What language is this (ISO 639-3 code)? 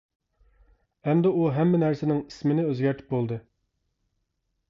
uig